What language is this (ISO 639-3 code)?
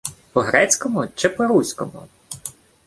ukr